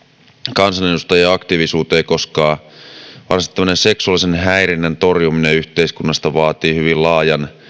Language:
Finnish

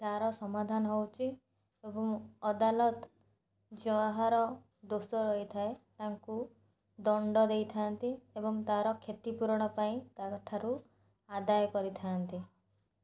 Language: Odia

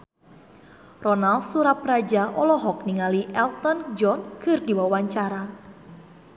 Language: Sundanese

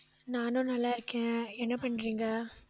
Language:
Tamil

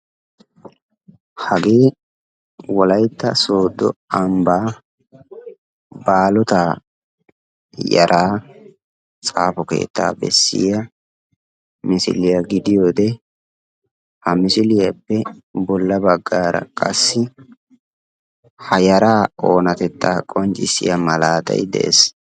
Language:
Wolaytta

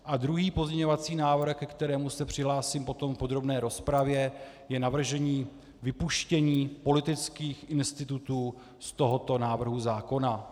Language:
Czech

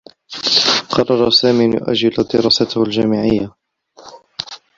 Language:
Arabic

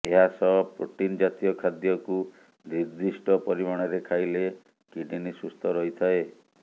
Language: Odia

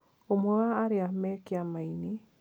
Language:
Kikuyu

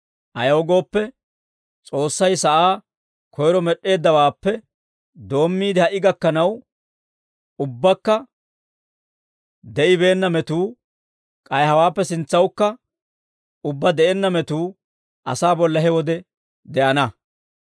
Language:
Dawro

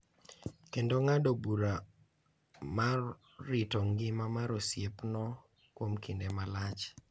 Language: Luo (Kenya and Tanzania)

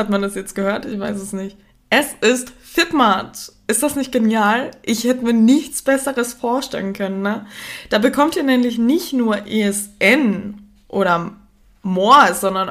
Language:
German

